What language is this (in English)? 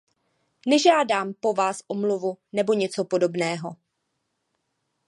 Czech